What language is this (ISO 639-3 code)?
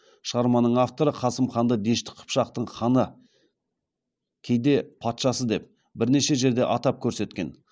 kaz